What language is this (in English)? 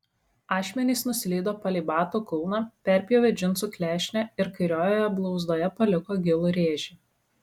Lithuanian